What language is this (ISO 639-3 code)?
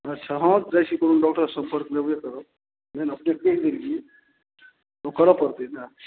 mai